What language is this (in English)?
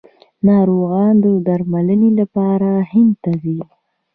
Pashto